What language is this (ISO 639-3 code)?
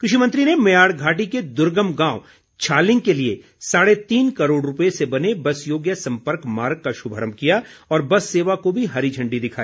hin